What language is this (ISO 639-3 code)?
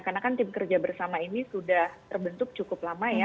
ind